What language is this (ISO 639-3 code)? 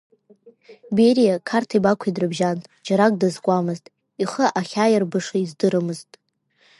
abk